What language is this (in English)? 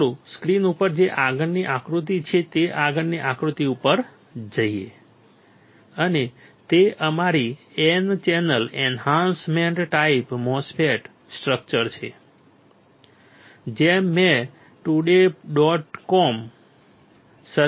Gujarati